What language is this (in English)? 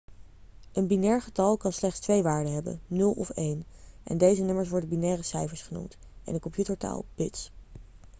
Dutch